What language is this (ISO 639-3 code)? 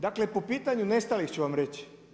hrv